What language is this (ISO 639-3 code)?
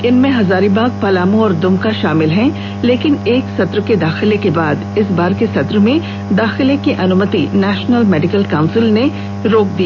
hin